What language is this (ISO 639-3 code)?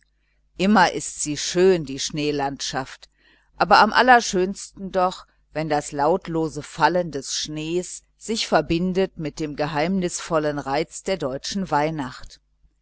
deu